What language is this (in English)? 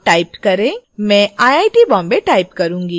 Hindi